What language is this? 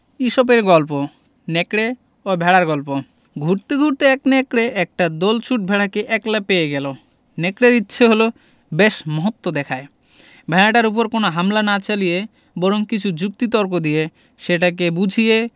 Bangla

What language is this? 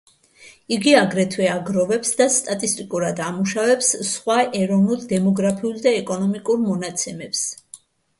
Georgian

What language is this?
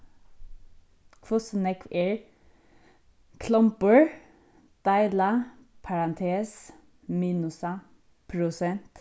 Faroese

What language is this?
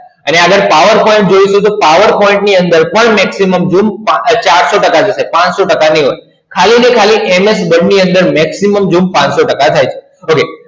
Gujarati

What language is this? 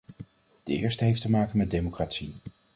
Dutch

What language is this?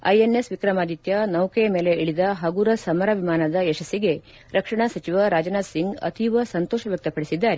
Kannada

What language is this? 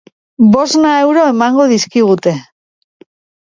Basque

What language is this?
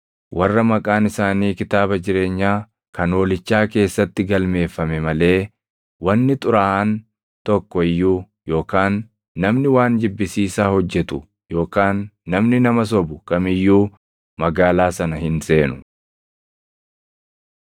Oromo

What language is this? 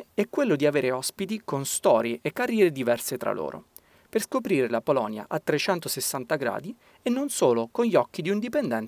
Italian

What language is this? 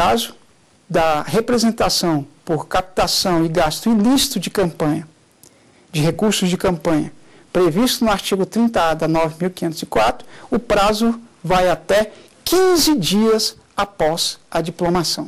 Portuguese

